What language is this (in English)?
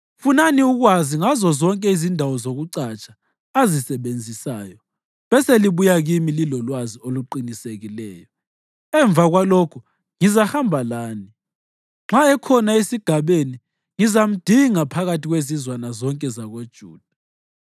North Ndebele